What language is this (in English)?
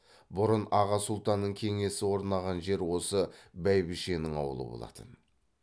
Kazakh